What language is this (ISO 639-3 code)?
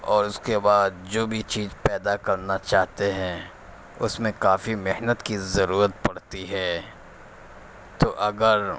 urd